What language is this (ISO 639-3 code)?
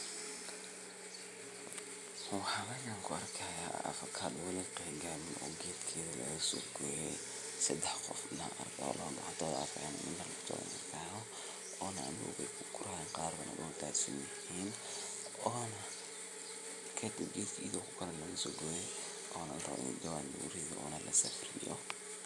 som